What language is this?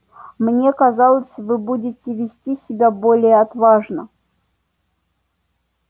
Russian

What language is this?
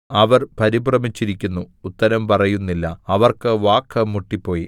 Malayalam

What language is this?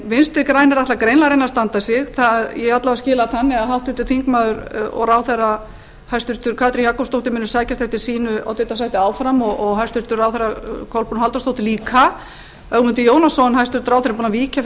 Icelandic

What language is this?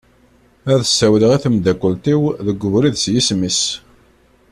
Kabyle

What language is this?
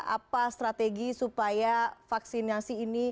Indonesian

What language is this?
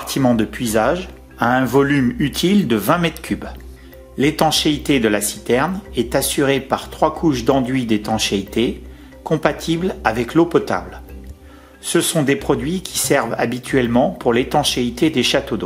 French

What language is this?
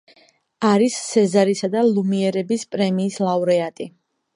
Georgian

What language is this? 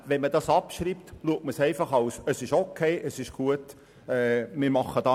Swiss German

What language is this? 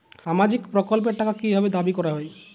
Bangla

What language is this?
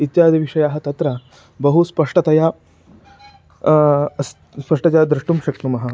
Sanskrit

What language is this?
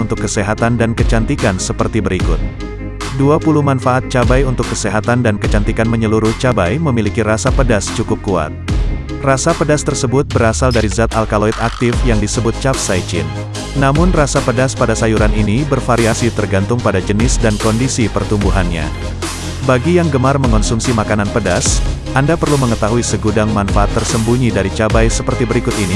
Indonesian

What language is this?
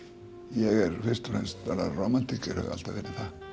Icelandic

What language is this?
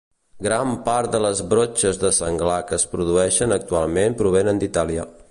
Catalan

